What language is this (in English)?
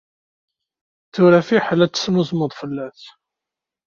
Kabyle